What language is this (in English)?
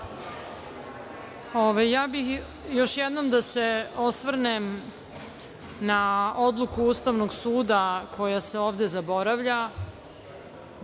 Serbian